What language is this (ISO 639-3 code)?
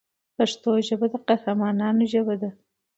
pus